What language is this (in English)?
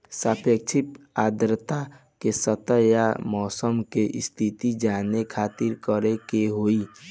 Bhojpuri